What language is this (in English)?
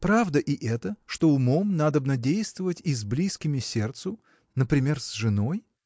Russian